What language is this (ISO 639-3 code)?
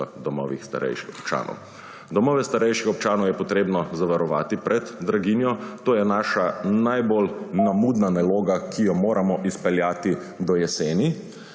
slv